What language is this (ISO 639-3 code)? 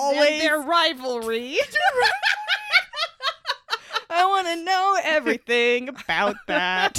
eng